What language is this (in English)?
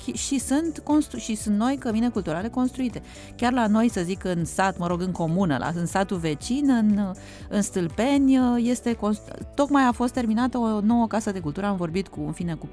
Romanian